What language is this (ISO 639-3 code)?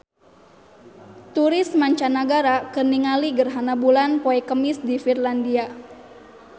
sun